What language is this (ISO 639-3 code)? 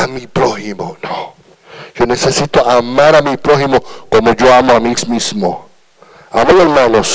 spa